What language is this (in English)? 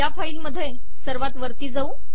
Marathi